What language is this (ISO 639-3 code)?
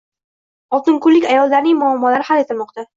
uzb